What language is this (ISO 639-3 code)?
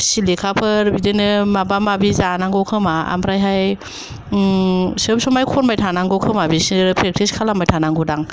brx